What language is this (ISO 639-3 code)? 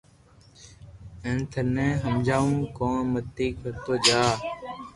lrk